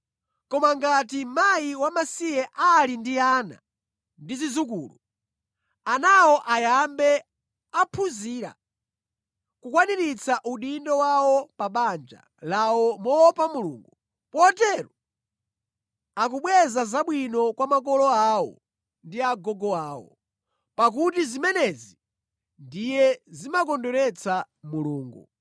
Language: Nyanja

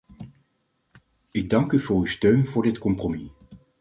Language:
Dutch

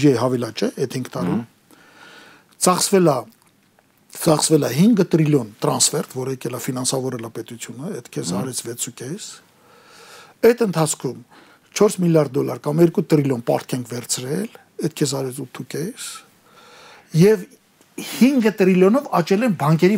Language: Romanian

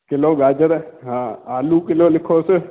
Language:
Sindhi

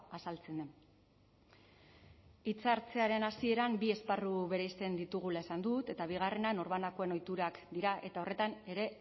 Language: Basque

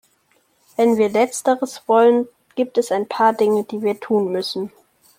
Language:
German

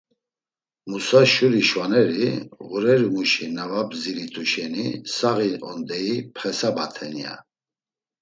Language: Laz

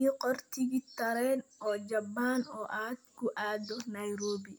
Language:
Somali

